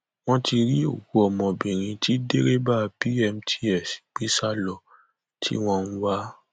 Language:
Yoruba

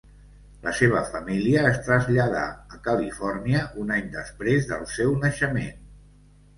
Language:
Catalan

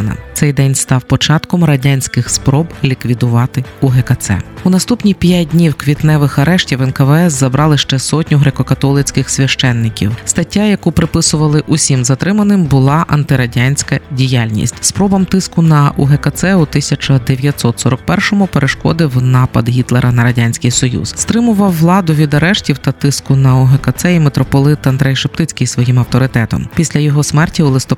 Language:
Ukrainian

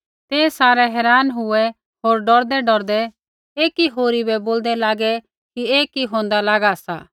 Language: Kullu Pahari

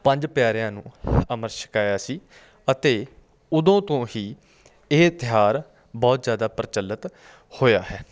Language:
Punjabi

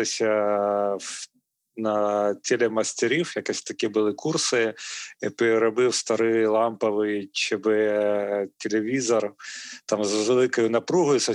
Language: Ukrainian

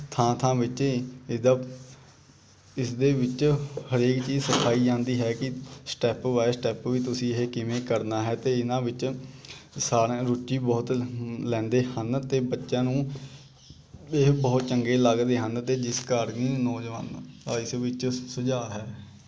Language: Punjabi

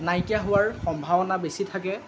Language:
Assamese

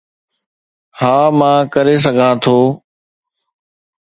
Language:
Sindhi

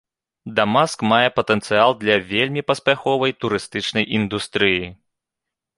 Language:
Belarusian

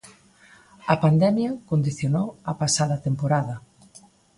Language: Galician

